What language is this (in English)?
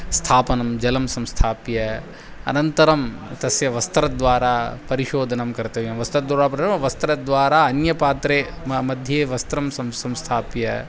Sanskrit